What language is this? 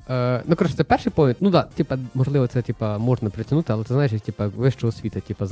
Ukrainian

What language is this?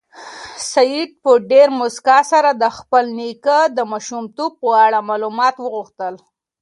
Pashto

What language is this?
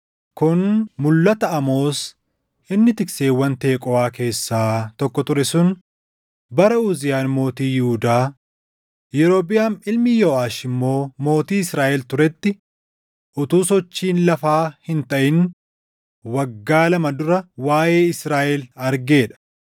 Oromo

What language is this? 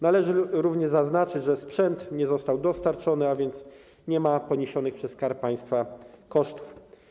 Polish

